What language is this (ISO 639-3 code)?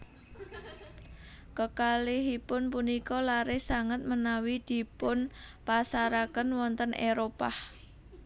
jav